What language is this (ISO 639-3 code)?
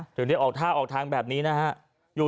tha